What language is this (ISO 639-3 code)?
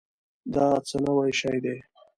pus